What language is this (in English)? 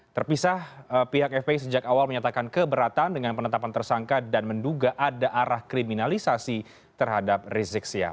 Indonesian